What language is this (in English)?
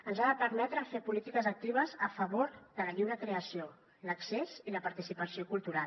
Catalan